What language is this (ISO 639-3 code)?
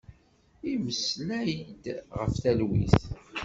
kab